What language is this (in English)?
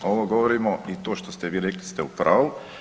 Croatian